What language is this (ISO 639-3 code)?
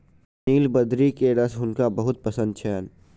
mai